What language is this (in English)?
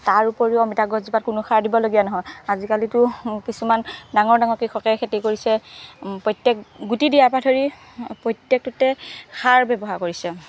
Assamese